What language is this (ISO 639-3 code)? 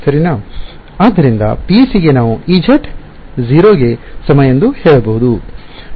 kan